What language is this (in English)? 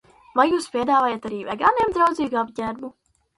Latvian